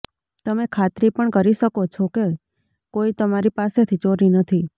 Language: Gujarati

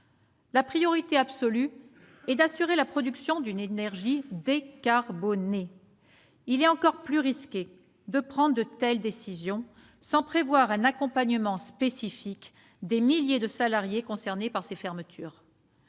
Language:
French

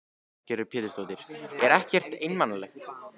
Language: Icelandic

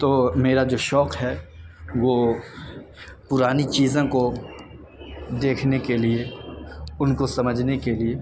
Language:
Urdu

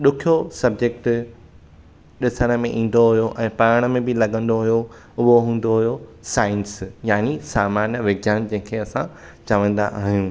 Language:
Sindhi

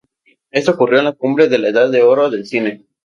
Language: Spanish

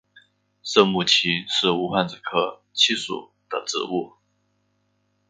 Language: Chinese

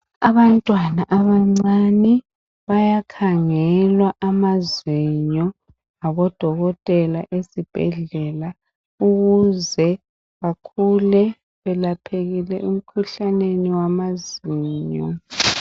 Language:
North Ndebele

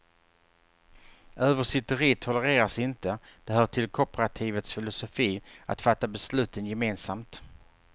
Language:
Swedish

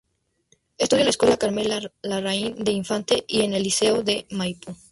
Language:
Spanish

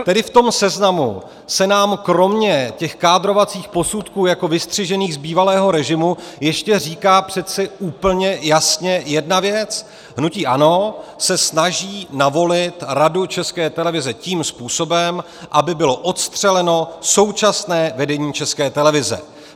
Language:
Czech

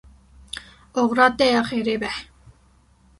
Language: Kurdish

